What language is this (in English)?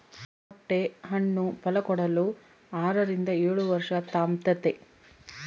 Kannada